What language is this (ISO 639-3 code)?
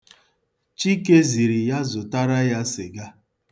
ibo